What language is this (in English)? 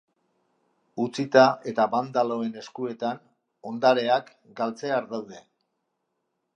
Basque